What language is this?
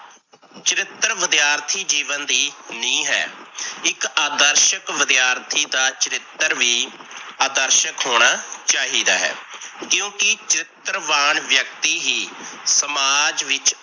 Punjabi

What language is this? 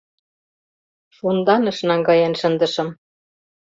Mari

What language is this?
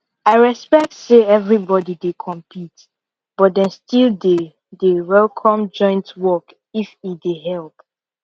Nigerian Pidgin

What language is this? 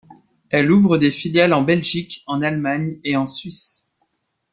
French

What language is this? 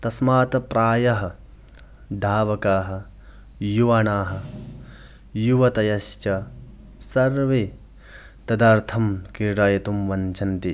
Sanskrit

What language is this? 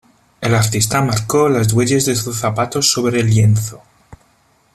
Spanish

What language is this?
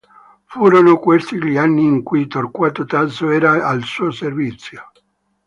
Italian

